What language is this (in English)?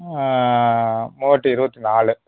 Tamil